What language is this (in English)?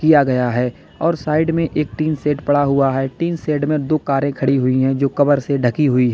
Hindi